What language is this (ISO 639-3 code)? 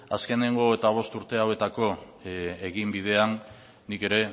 eus